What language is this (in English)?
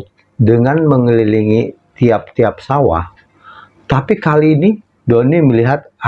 Indonesian